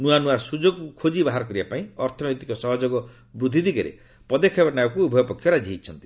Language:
Odia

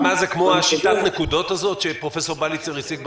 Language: Hebrew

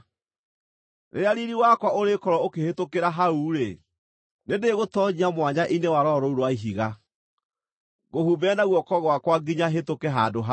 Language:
Kikuyu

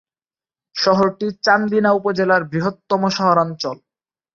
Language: Bangla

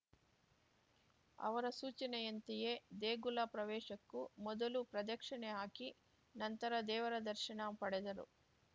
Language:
Kannada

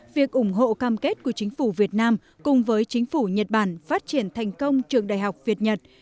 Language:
Vietnamese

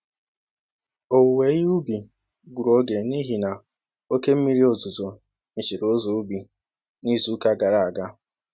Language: Igbo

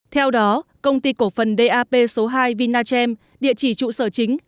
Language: Vietnamese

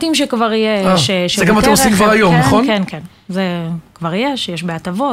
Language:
Hebrew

